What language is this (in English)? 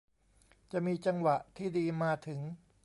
Thai